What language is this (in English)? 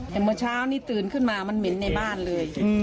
Thai